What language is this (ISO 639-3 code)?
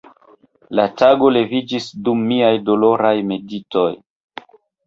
epo